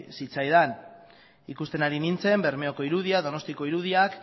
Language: Basque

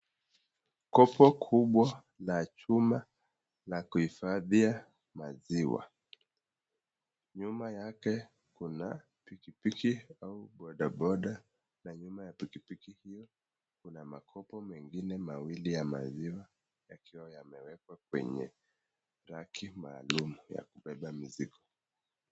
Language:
Swahili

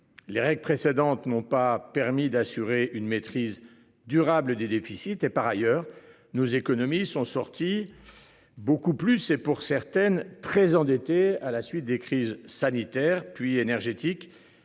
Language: French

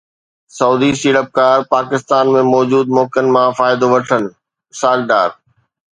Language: Sindhi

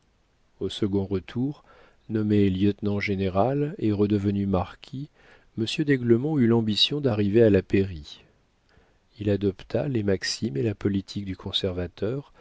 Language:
French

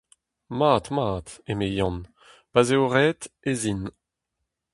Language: Breton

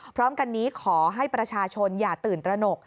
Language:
Thai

